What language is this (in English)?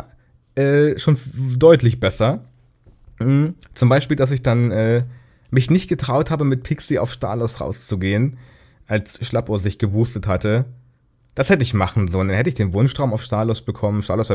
German